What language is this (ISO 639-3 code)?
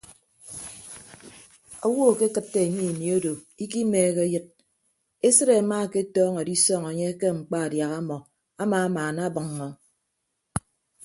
ibb